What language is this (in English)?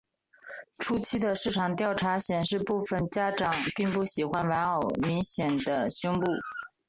Chinese